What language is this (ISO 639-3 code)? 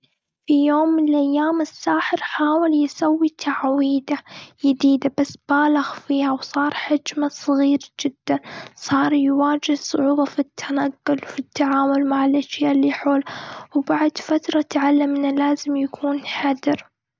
afb